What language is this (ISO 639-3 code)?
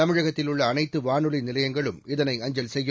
tam